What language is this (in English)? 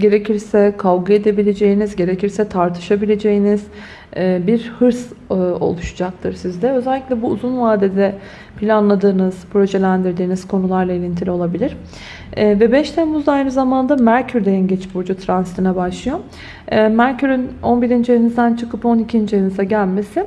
Turkish